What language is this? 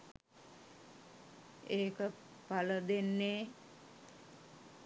Sinhala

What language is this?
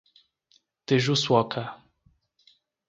Portuguese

